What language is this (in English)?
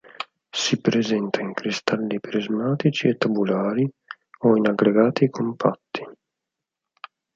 Italian